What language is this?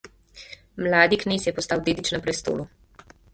Slovenian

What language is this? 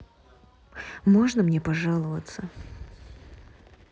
Russian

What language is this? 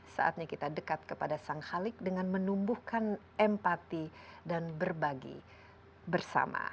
Indonesian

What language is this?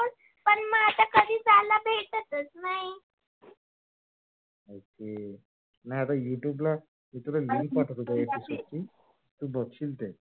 Marathi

